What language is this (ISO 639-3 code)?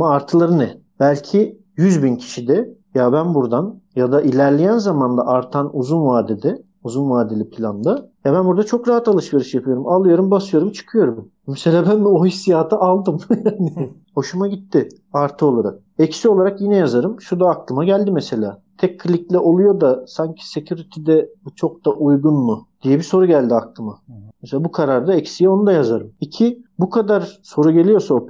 tur